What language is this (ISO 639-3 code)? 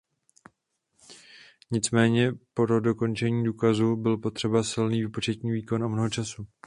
ces